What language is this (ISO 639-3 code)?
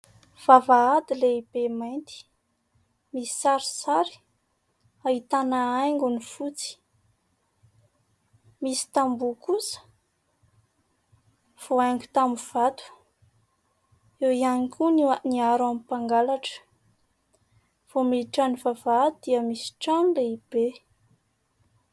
mlg